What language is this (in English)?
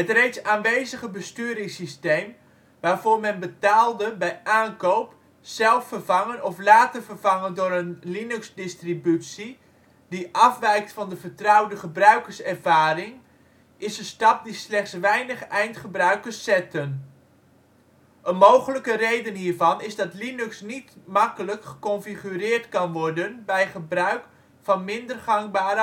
Dutch